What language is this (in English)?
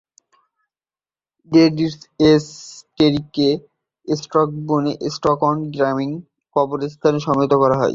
Bangla